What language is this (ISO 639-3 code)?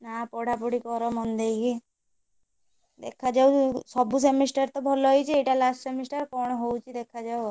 ori